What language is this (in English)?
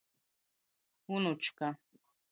Latgalian